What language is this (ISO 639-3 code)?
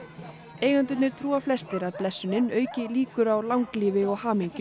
isl